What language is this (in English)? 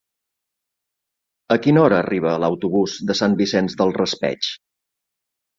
Catalan